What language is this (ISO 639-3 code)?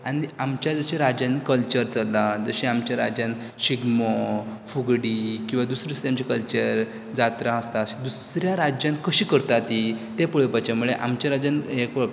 kok